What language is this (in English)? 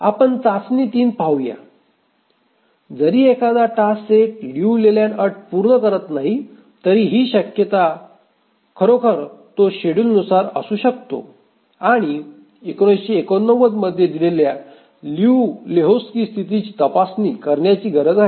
Marathi